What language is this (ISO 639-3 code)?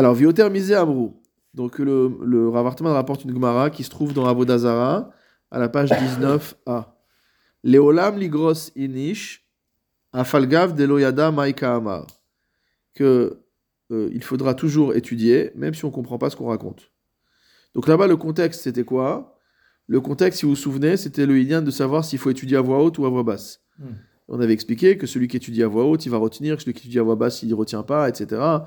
fra